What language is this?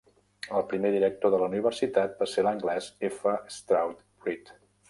Catalan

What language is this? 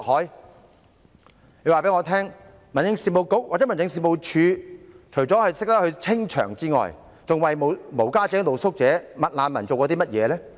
Cantonese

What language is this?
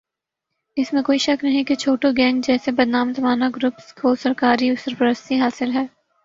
Urdu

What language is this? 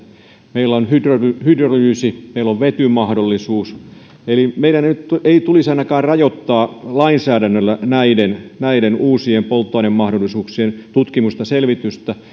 Finnish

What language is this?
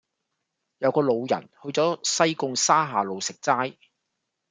Cantonese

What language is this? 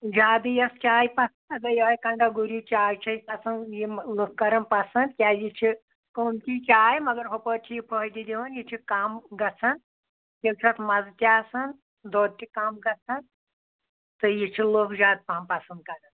Kashmiri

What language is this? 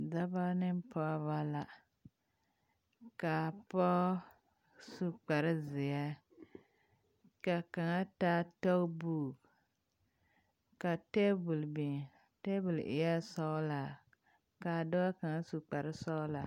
Southern Dagaare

